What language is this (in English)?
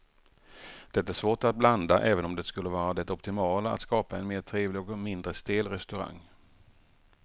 Swedish